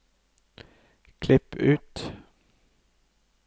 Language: Norwegian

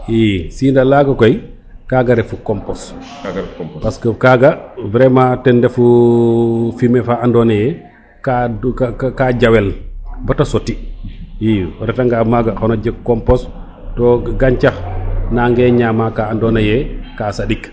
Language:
Serer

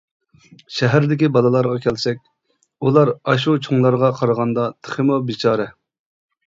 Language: Uyghur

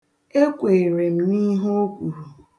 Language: Igbo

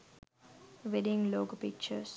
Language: Sinhala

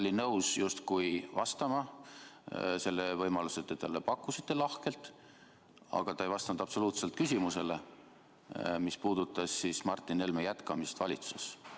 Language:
Estonian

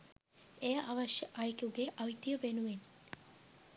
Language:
Sinhala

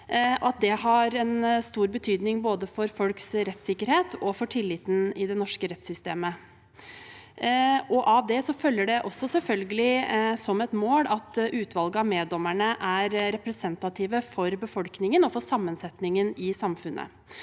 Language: Norwegian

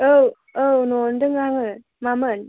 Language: Bodo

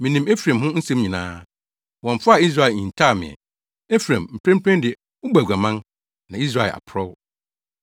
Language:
Akan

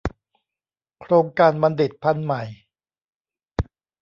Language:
Thai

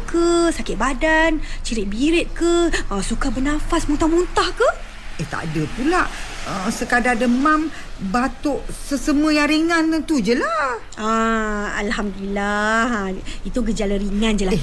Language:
Malay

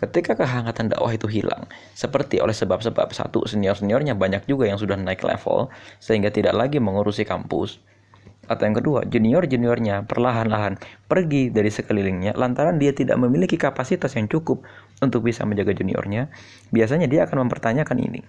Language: Indonesian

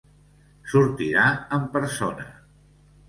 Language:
Catalan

